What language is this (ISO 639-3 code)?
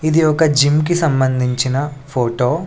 tel